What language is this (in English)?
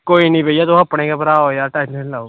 Dogri